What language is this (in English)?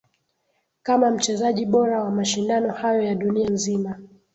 Swahili